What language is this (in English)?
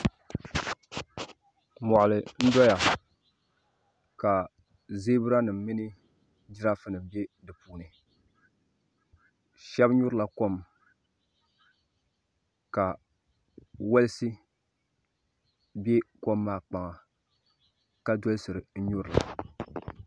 Dagbani